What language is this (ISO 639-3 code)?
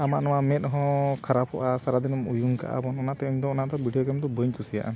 sat